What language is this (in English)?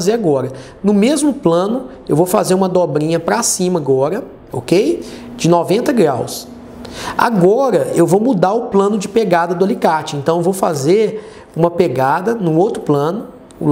Portuguese